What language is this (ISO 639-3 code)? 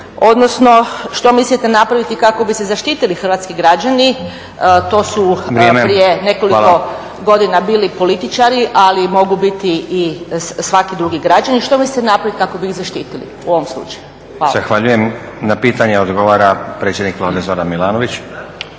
hrv